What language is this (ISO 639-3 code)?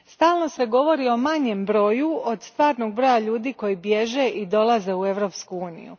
hrv